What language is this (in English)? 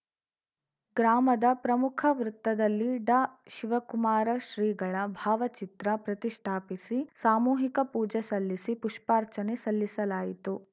Kannada